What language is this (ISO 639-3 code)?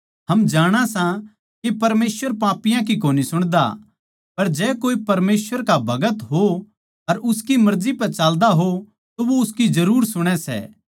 bgc